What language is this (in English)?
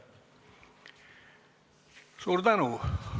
Estonian